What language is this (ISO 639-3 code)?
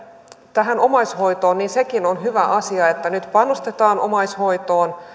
fin